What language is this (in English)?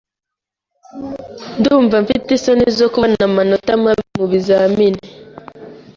Kinyarwanda